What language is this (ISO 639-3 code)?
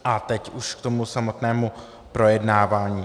ces